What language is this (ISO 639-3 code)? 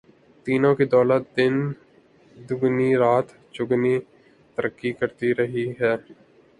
urd